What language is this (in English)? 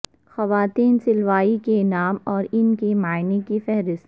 Urdu